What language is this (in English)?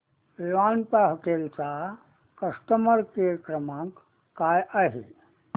Marathi